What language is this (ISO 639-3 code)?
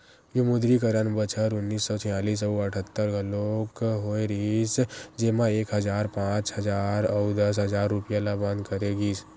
hne